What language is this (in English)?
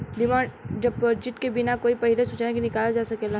Bhojpuri